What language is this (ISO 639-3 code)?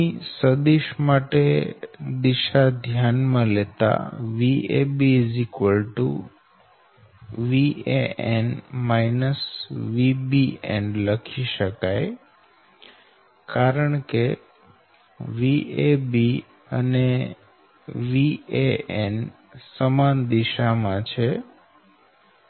guj